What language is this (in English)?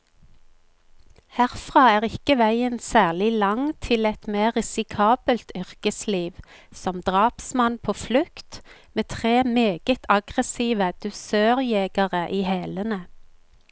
Norwegian